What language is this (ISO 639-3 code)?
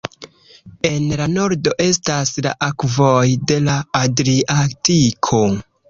epo